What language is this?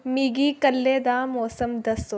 Dogri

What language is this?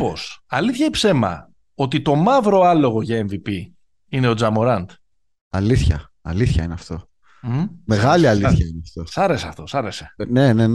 Greek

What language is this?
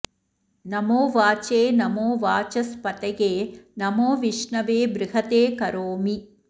Sanskrit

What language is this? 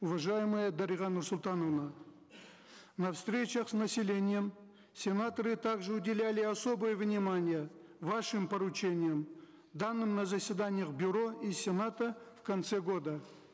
Kazakh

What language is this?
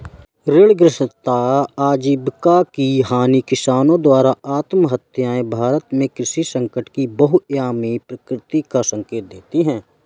Hindi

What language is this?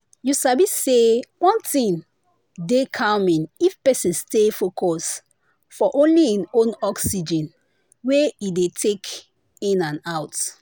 Nigerian Pidgin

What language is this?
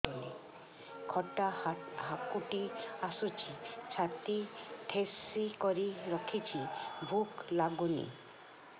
Odia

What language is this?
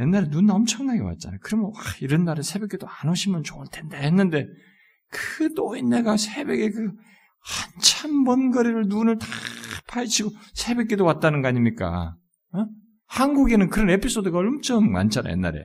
Korean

